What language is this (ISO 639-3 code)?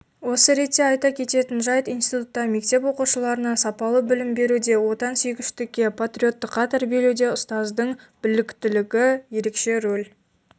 kaz